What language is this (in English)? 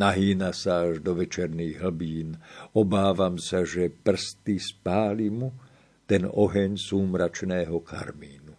Slovak